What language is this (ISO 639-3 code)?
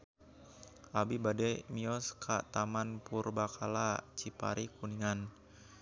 sun